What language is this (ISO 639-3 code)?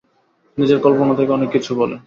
ben